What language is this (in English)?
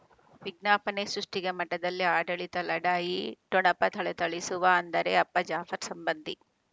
Kannada